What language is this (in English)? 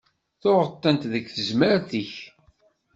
Kabyle